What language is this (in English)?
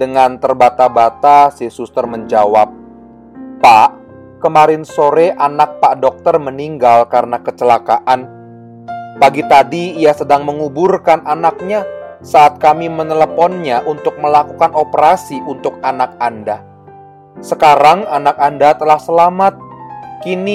Indonesian